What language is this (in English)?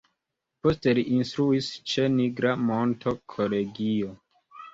Esperanto